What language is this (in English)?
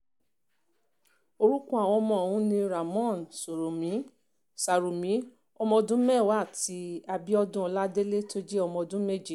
Yoruba